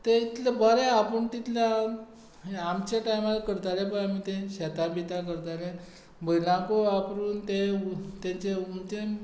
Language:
Konkani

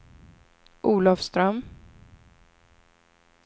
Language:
Swedish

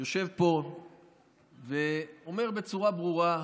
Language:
Hebrew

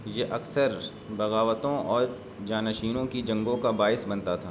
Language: Urdu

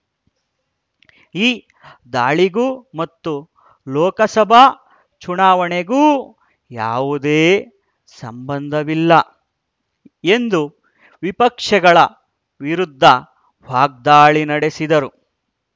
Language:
Kannada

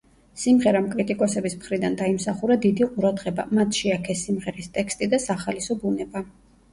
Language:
Georgian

